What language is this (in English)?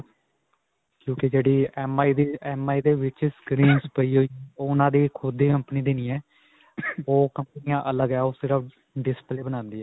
Punjabi